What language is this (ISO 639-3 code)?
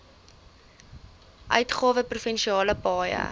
afr